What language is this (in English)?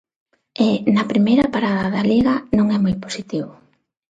Galician